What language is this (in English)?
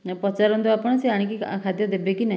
Odia